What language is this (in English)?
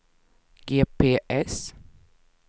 Swedish